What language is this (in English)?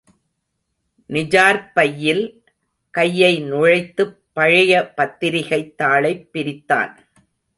Tamil